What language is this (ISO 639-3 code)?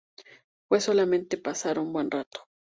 spa